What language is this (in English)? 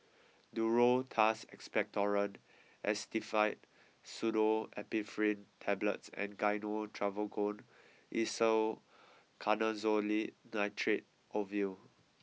English